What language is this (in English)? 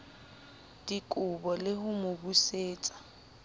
Southern Sotho